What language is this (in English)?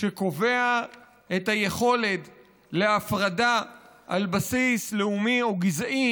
Hebrew